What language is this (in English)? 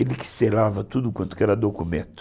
Portuguese